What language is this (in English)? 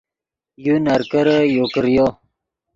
Yidgha